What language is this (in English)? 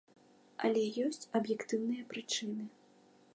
Belarusian